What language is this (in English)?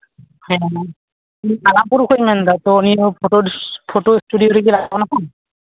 Santali